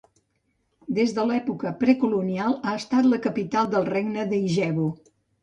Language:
Catalan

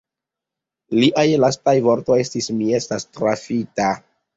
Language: Esperanto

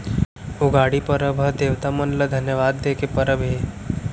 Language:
Chhattisgarhi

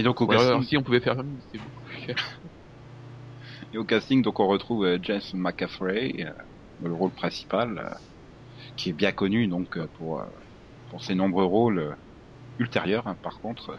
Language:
French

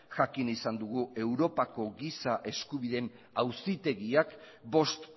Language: Basque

